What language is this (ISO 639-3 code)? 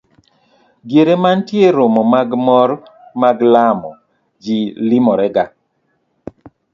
luo